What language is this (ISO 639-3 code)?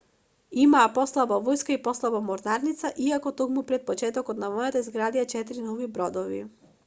mkd